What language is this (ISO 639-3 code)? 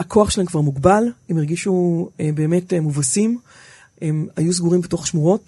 heb